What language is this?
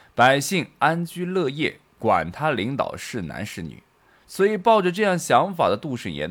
Chinese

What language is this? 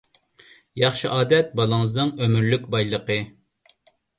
Uyghur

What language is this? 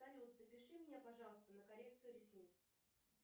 Russian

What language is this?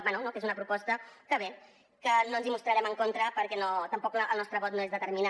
Catalan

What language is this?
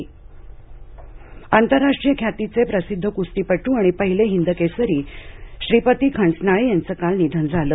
Marathi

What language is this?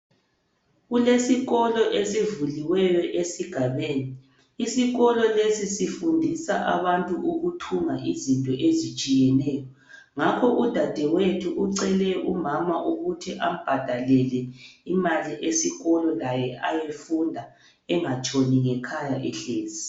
North Ndebele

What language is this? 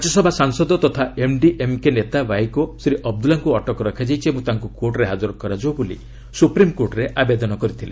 Odia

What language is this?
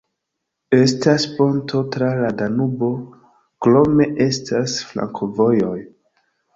Esperanto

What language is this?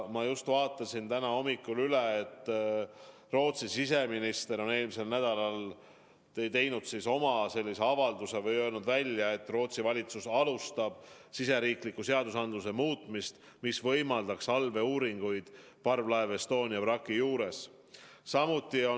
Estonian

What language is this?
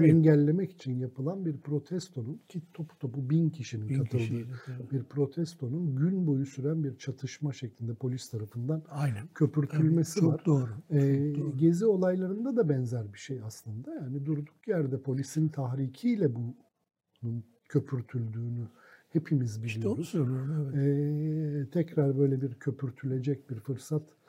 Turkish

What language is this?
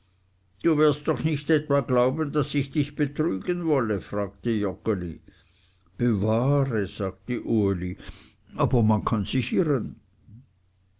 German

